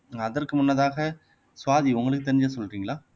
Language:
Tamil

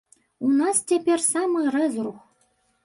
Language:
Belarusian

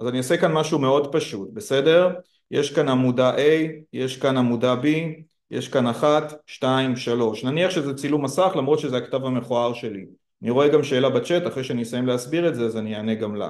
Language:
Hebrew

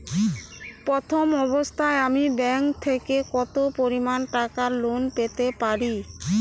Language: Bangla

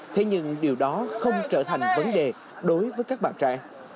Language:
Vietnamese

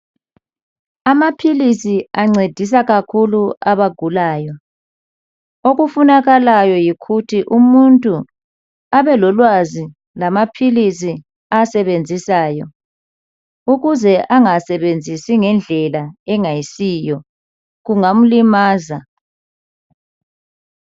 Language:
North Ndebele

